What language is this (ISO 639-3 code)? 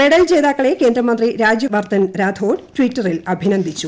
mal